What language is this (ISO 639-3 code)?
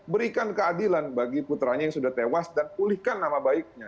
ind